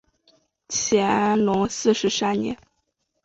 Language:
Chinese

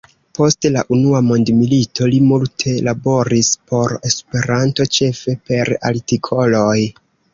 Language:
Esperanto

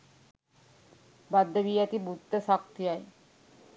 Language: Sinhala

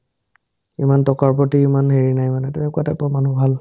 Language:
Assamese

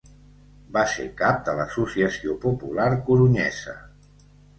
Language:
Catalan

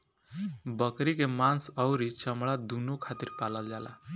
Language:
Bhojpuri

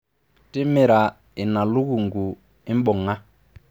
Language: Masai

